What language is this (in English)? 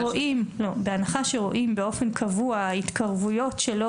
Hebrew